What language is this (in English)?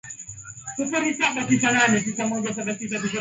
Swahili